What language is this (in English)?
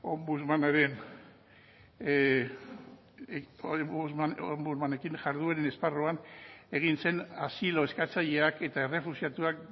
Basque